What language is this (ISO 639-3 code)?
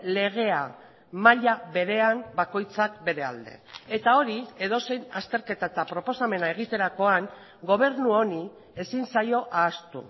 eus